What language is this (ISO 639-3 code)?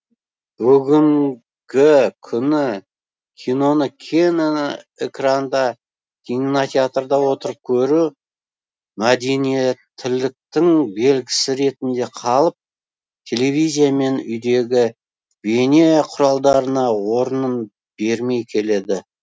kaz